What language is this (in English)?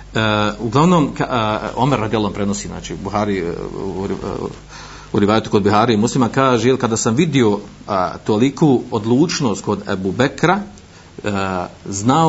Croatian